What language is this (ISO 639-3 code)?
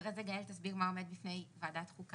heb